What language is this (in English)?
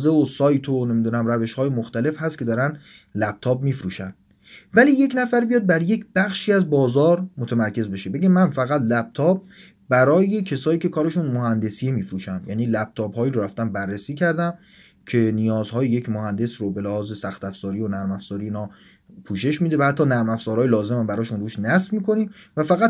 Persian